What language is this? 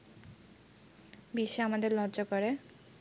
Bangla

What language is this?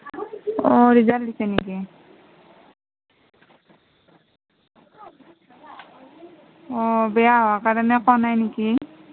Assamese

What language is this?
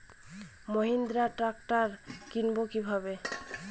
Bangla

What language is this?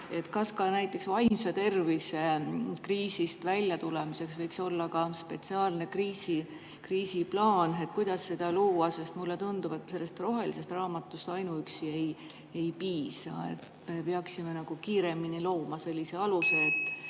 Estonian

